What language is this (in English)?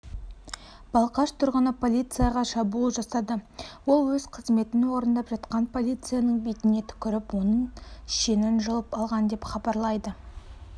Kazakh